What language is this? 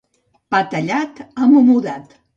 Catalan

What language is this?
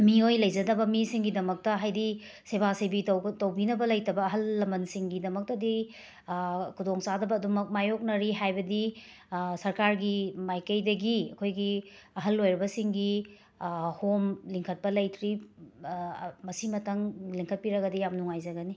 Manipuri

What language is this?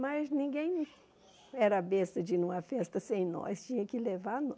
Portuguese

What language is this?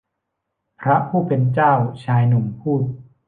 Thai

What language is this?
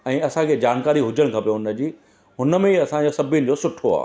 Sindhi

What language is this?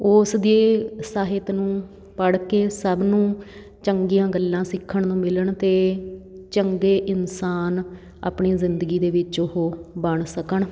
Punjabi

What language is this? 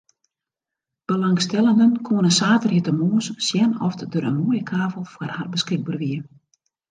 Western Frisian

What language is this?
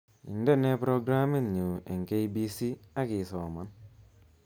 Kalenjin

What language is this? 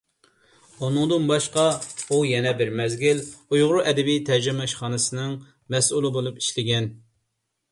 Uyghur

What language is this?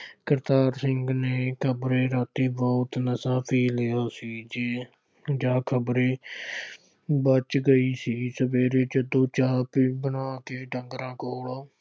Punjabi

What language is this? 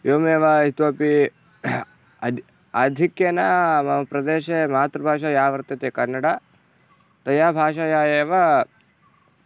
Sanskrit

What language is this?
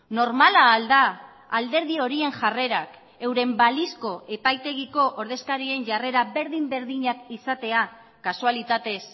Basque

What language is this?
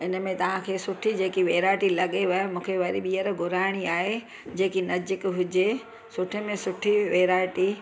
Sindhi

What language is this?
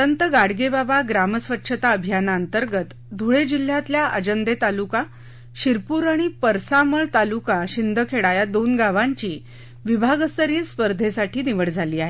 Marathi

